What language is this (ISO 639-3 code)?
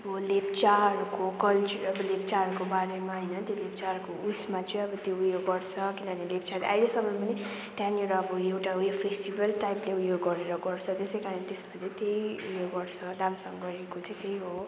nep